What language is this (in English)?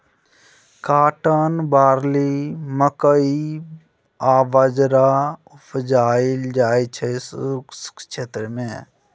Maithili